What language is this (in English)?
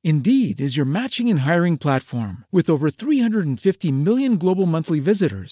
Malay